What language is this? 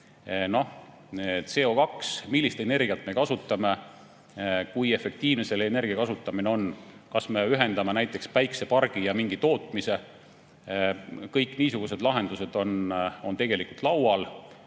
Estonian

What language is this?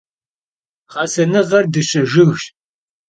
Kabardian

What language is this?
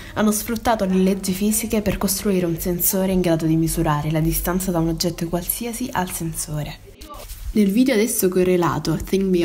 Italian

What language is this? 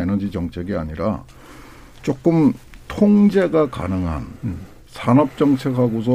Korean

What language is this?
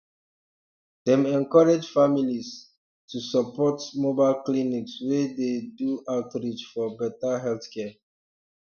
Nigerian Pidgin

